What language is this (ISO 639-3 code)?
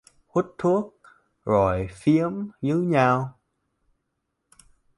vie